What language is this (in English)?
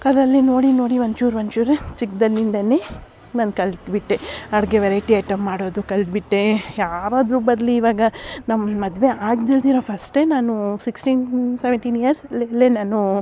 Kannada